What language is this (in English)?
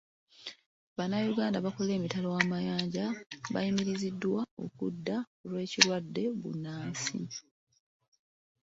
Ganda